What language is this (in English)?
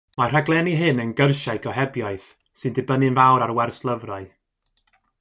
Welsh